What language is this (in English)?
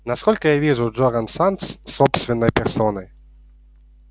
Russian